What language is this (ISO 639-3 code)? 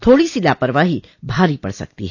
hin